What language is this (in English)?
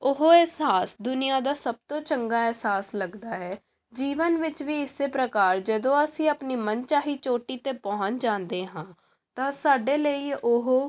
Punjabi